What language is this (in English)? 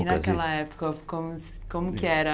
Portuguese